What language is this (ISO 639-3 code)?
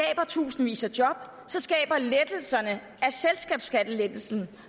dan